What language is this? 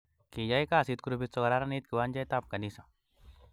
Kalenjin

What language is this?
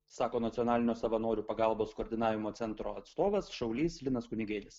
Lithuanian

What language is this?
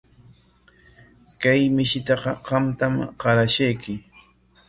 Corongo Ancash Quechua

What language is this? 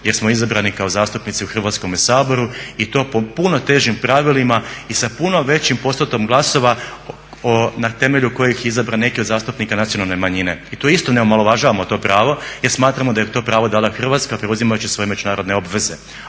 Croatian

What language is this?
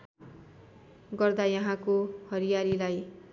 Nepali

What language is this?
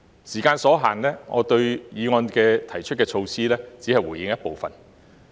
Cantonese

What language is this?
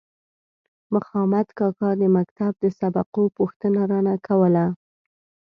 Pashto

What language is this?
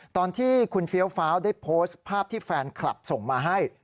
Thai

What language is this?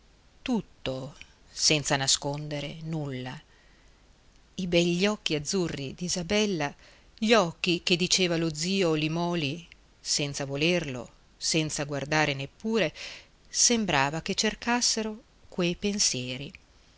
Italian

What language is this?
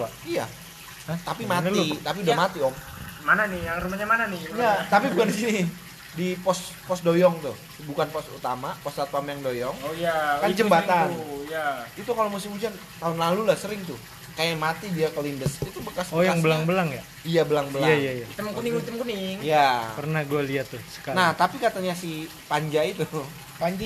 Indonesian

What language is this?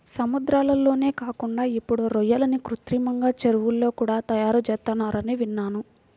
Telugu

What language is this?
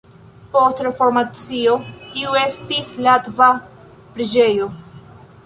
Esperanto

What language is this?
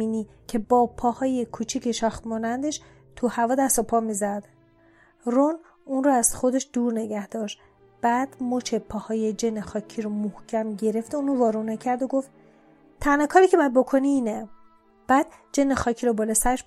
Persian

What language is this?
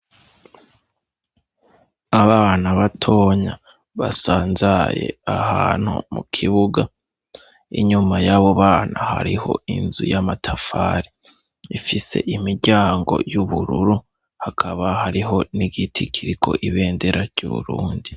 Rundi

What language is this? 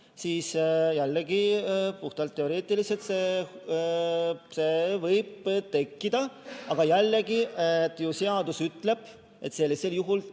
Estonian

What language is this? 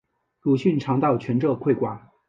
Chinese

